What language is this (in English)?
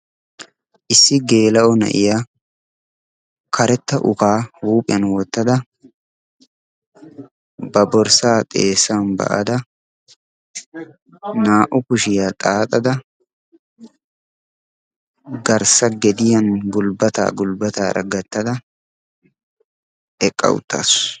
Wolaytta